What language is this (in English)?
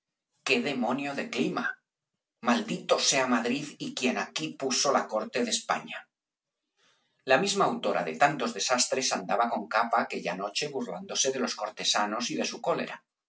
Spanish